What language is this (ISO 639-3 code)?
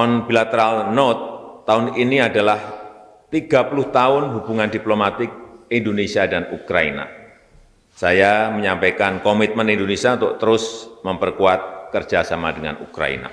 ind